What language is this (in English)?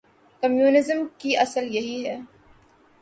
Urdu